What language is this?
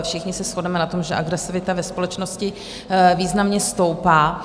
Czech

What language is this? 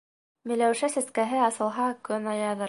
Bashkir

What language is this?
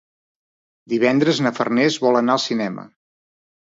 Catalan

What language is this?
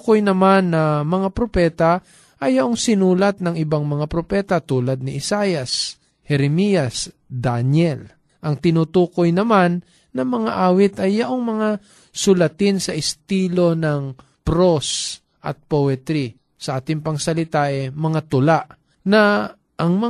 Filipino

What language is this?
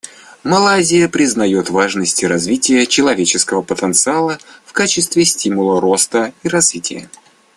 Russian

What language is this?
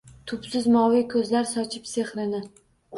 Uzbek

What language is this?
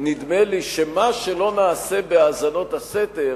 Hebrew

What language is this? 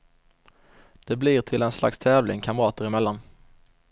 Swedish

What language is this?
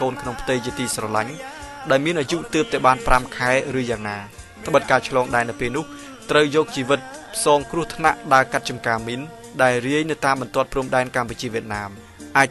Thai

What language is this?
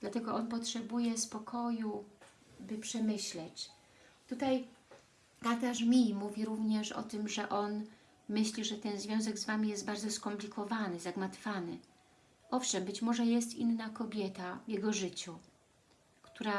Polish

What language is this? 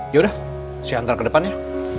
Indonesian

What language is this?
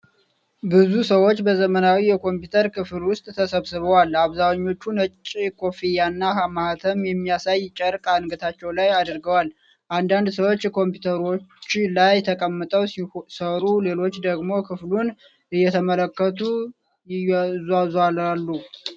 Amharic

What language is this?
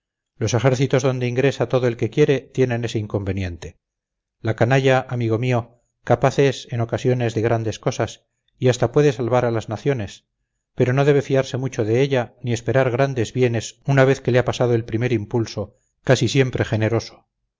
Spanish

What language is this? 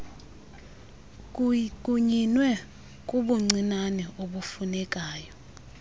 Xhosa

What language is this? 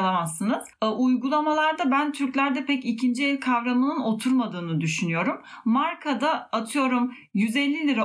Turkish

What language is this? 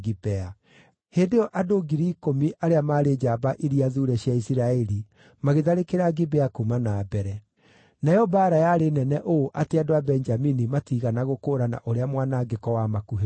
Kikuyu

